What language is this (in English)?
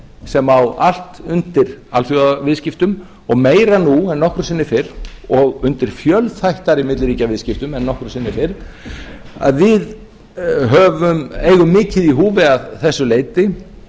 Icelandic